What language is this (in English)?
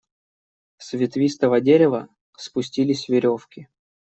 Russian